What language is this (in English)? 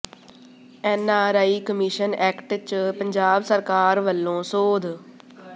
Punjabi